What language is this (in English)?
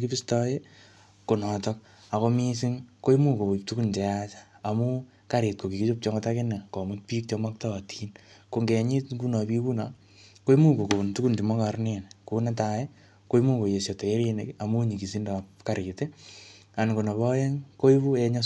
Kalenjin